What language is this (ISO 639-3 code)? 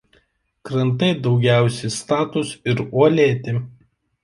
lit